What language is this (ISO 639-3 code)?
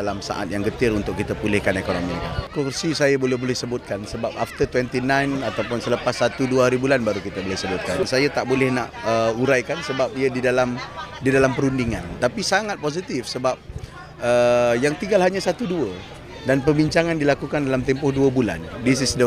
msa